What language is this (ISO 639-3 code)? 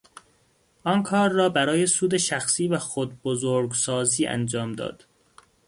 fas